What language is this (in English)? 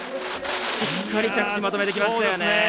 Japanese